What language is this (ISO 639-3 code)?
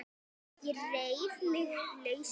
isl